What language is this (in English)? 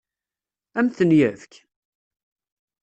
Kabyle